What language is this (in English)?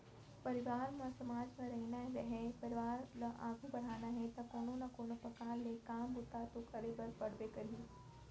Chhattisgarhi